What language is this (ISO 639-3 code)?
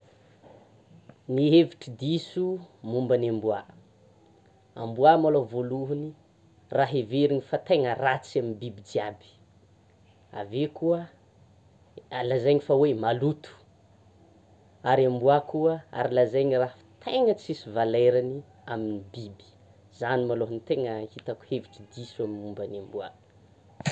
xmw